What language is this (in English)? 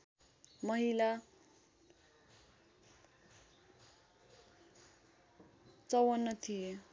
Nepali